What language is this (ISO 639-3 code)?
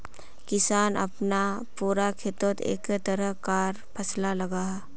mag